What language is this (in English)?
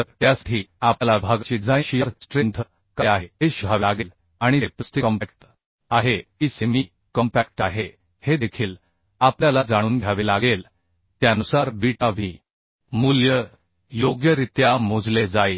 Marathi